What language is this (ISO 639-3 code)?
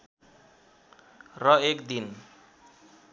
nep